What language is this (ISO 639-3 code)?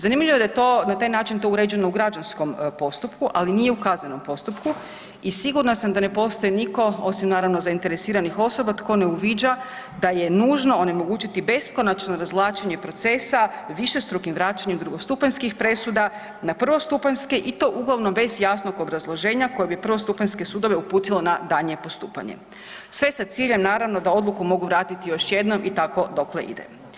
hrv